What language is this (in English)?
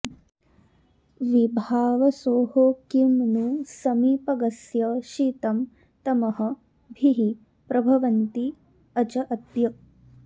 Sanskrit